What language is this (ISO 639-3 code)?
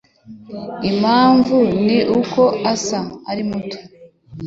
kin